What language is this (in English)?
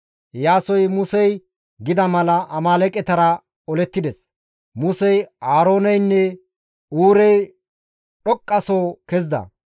Gamo